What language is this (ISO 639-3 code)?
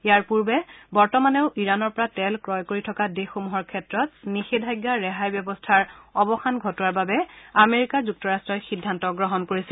asm